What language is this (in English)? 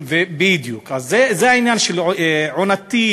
Hebrew